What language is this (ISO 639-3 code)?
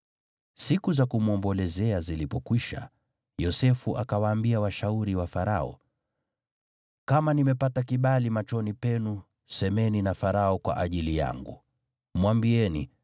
swa